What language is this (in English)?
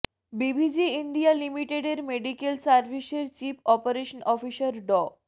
Bangla